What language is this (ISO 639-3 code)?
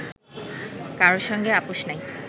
ben